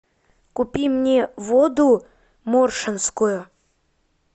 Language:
Russian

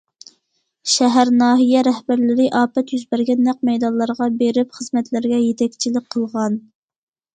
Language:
Uyghur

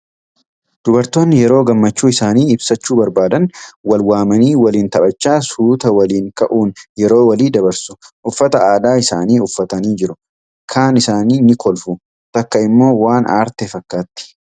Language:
Oromo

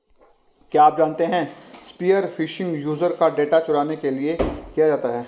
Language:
Hindi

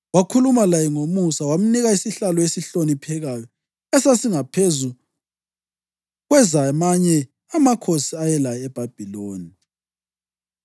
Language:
North Ndebele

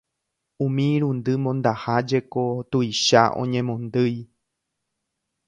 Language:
Guarani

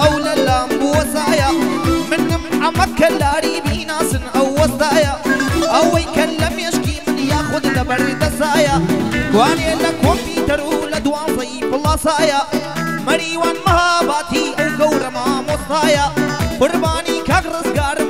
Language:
Romanian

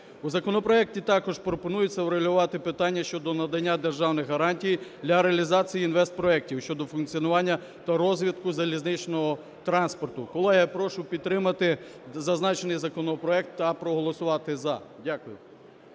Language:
Ukrainian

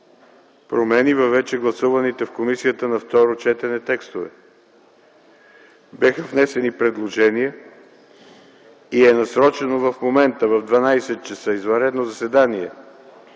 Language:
Bulgarian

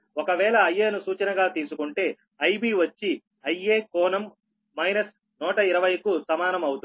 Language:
Telugu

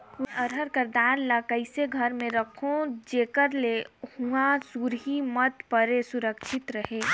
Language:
Chhattisgarhi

